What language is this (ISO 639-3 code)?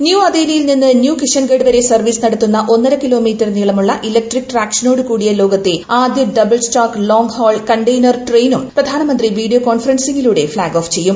mal